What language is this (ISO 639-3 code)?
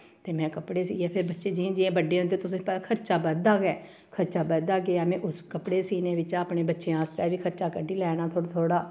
doi